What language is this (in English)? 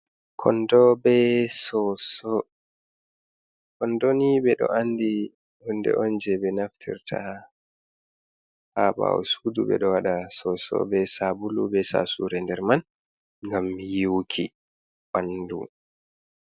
Fula